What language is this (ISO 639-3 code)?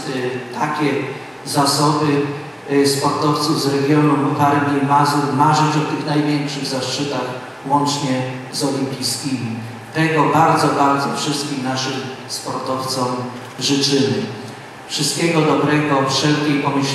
pol